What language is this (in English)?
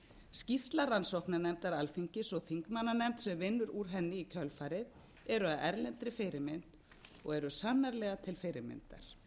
Icelandic